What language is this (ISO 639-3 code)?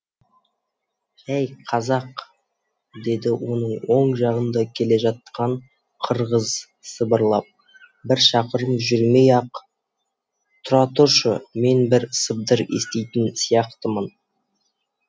kaz